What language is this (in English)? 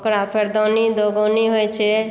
Maithili